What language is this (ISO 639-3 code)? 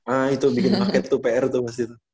ind